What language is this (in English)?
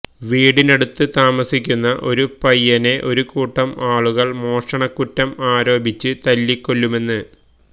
Malayalam